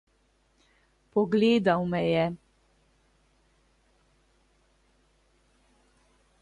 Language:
Slovenian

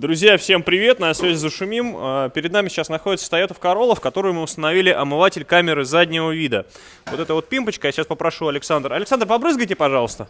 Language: Russian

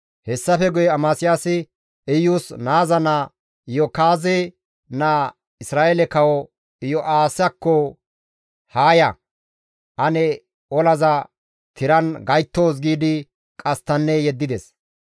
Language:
Gamo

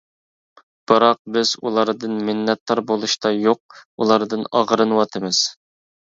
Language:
Uyghur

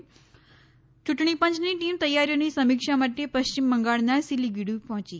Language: Gujarati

